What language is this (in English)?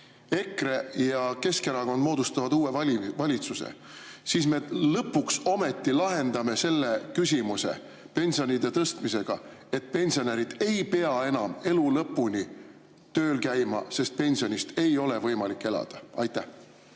Estonian